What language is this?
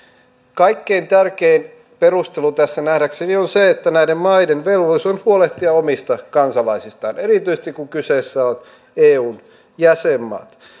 Finnish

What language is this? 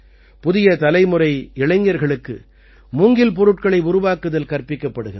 Tamil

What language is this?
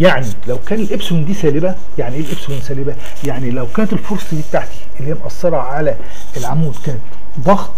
Arabic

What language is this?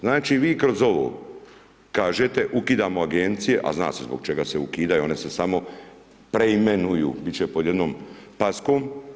Croatian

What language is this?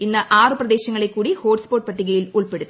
Malayalam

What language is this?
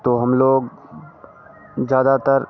Hindi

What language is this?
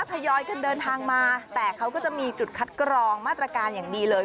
Thai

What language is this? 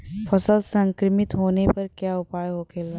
Bhojpuri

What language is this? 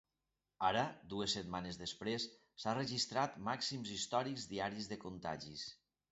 Catalan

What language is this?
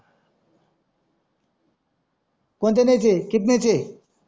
Marathi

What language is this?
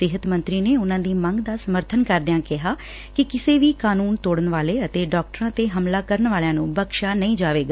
Punjabi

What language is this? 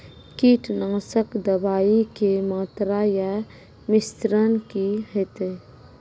Maithili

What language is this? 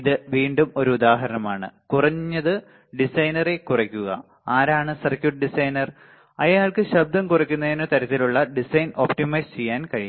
Malayalam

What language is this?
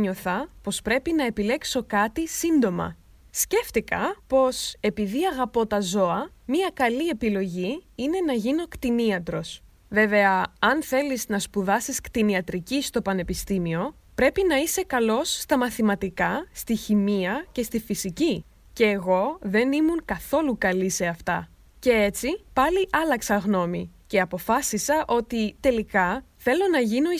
Greek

